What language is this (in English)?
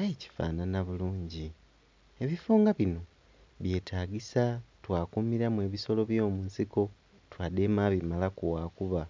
Soga